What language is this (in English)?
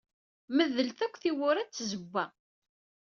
Kabyle